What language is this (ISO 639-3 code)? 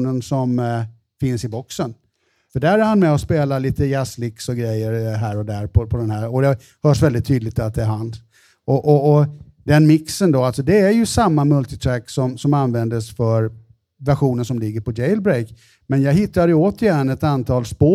swe